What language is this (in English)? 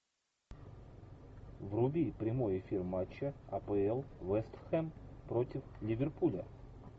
Russian